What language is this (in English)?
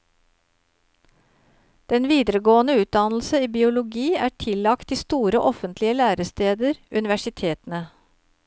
Norwegian